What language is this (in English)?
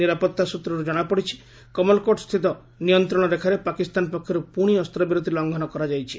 Odia